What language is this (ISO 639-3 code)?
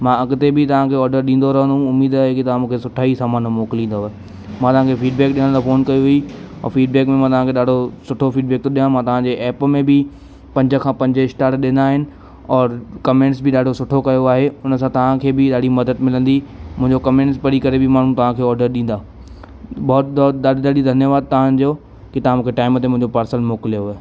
snd